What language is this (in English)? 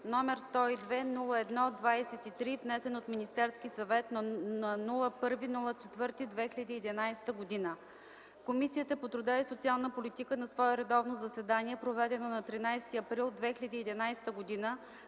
Bulgarian